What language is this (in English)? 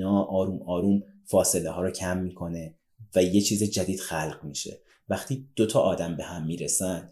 Persian